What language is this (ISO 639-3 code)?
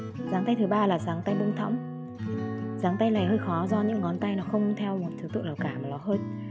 vie